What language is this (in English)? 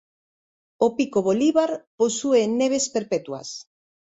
Galician